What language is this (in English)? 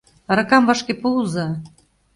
Mari